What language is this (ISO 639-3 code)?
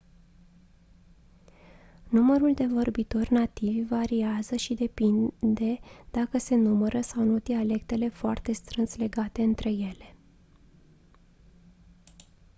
ron